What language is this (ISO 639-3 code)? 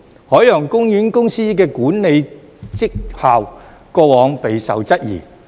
yue